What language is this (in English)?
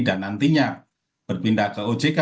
Indonesian